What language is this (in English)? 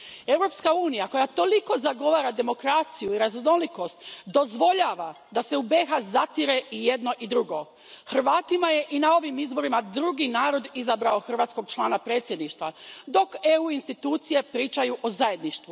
Croatian